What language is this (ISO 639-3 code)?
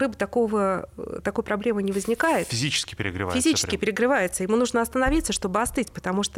rus